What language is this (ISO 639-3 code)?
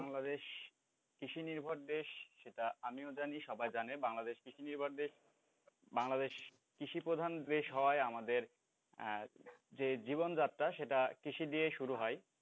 ben